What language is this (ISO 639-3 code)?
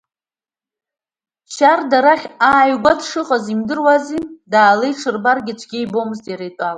abk